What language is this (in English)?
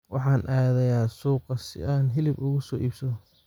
Somali